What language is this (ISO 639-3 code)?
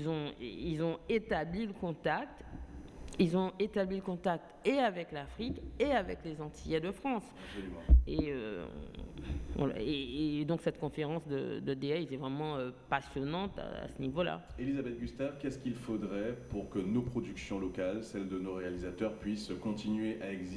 fra